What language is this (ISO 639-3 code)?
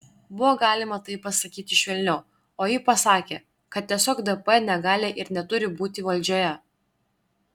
lit